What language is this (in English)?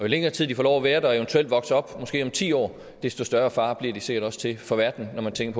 Danish